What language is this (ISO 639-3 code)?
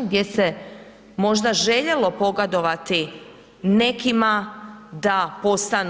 hrv